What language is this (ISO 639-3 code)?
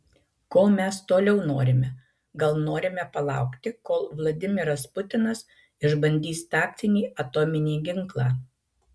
lit